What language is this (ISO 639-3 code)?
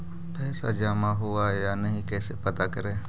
mag